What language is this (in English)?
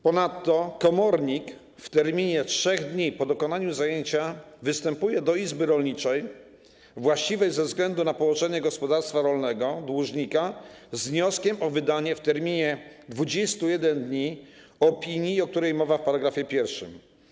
Polish